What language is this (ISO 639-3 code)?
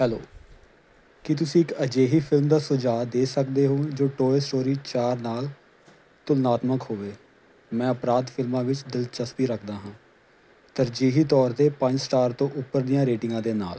pan